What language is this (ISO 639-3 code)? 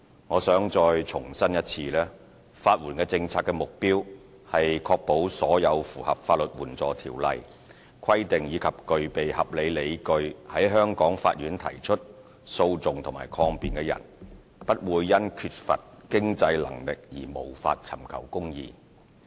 yue